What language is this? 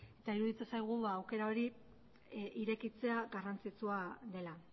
Basque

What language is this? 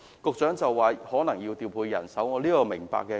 Cantonese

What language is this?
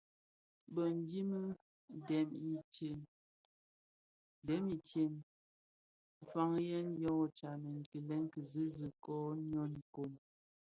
Bafia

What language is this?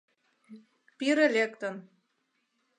Mari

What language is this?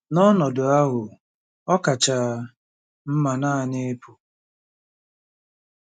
Igbo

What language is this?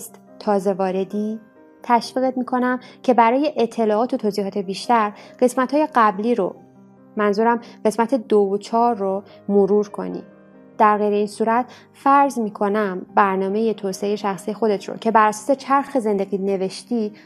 Persian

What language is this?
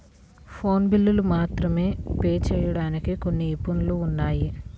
Telugu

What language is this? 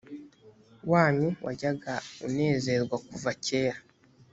Kinyarwanda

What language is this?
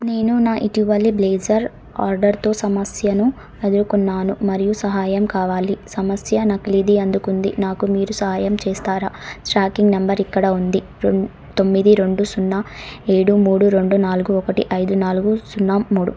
Telugu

